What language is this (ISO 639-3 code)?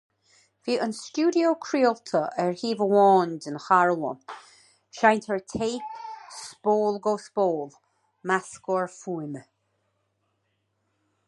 gle